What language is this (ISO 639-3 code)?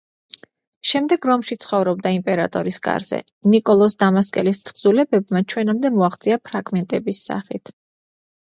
kat